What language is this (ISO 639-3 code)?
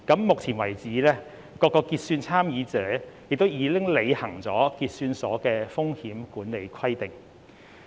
yue